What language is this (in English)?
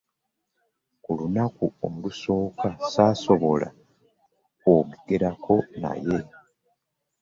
Ganda